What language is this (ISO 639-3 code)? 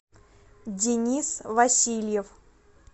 rus